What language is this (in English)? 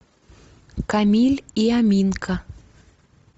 Russian